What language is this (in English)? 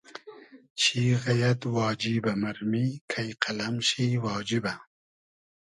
Hazaragi